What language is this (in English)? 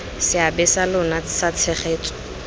Tswana